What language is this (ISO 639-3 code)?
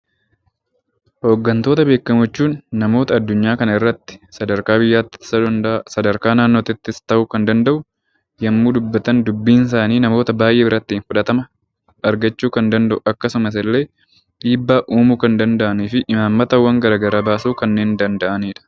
orm